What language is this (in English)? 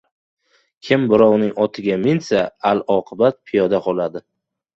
Uzbek